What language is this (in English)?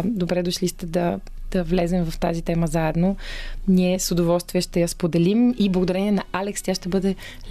Bulgarian